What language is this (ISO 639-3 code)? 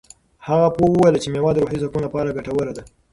pus